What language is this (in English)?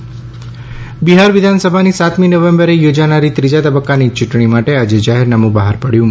Gujarati